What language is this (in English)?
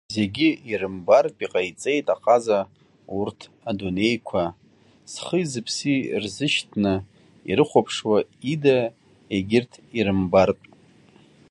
Abkhazian